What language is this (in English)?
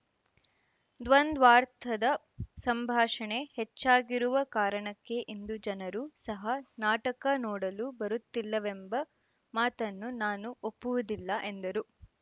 Kannada